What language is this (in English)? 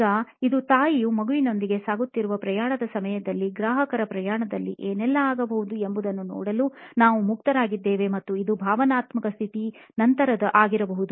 Kannada